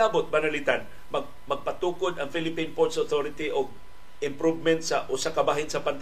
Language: Filipino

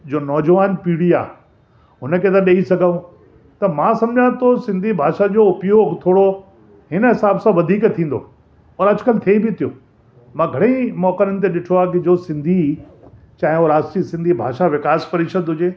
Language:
Sindhi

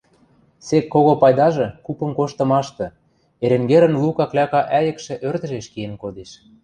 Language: Western Mari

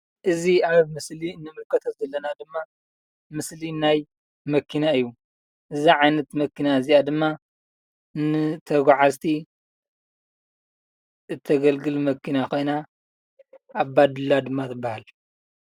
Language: Tigrinya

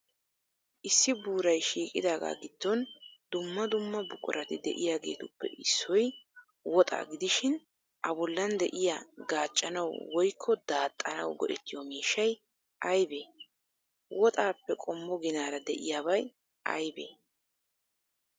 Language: Wolaytta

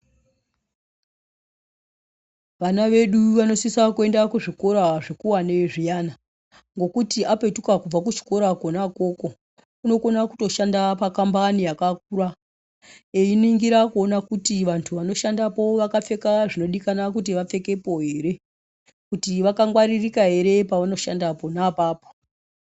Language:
Ndau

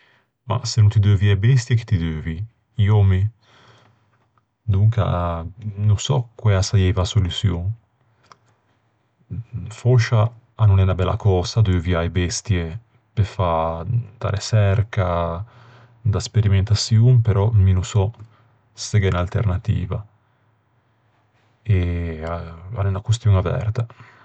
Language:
Ligurian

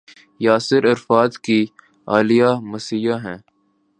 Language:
Urdu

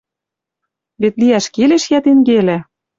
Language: Western Mari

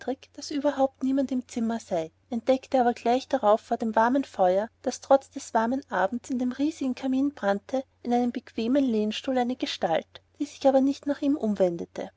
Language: German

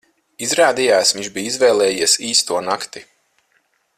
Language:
Latvian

